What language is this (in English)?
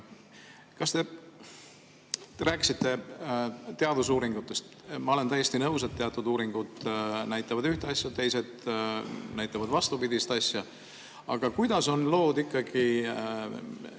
Estonian